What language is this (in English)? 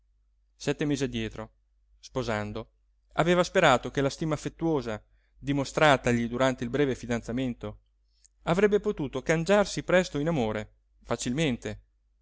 Italian